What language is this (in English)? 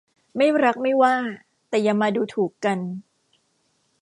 Thai